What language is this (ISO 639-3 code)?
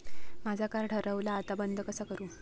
mar